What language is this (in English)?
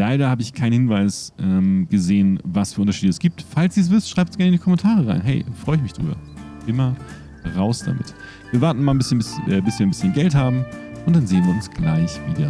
German